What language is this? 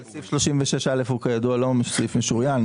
Hebrew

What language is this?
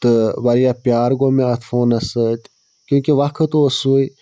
Kashmiri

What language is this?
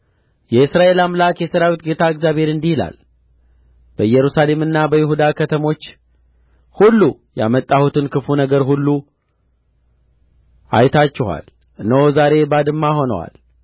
Amharic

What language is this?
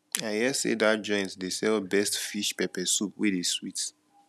Nigerian Pidgin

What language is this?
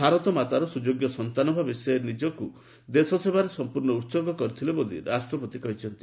Odia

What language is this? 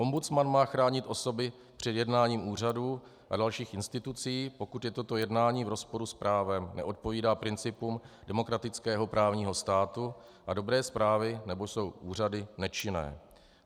Czech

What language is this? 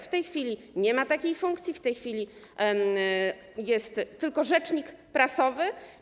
Polish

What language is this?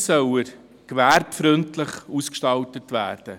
Swiss German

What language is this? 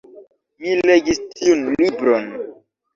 Esperanto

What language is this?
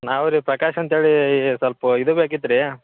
Kannada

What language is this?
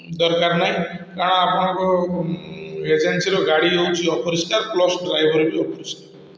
Odia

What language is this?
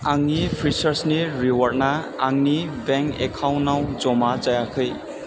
Bodo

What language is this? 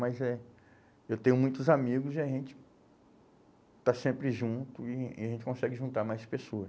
Portuguese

